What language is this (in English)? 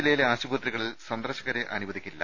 Malayalam